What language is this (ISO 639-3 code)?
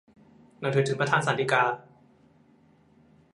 tha